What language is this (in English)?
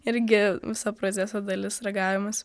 Lithuanian